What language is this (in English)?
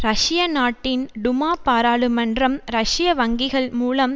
Tamil